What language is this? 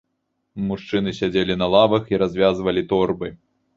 Belarusian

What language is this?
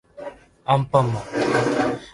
Japanese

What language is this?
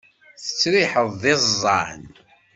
Kabyle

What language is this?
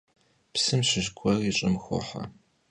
Kabardian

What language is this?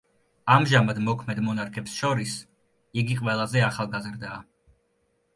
Georgian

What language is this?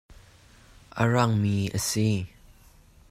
Hakha Chin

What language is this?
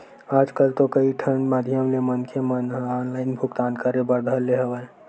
Chhattisgarhi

